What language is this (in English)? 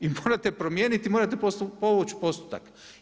Croatian